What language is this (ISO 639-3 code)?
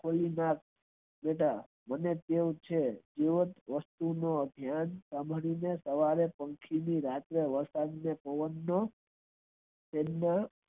guj